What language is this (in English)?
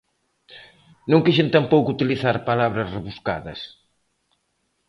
Galician